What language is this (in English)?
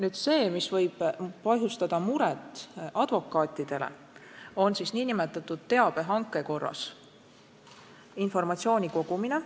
Estonian